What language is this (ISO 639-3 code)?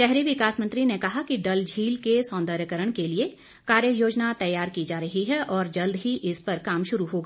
hin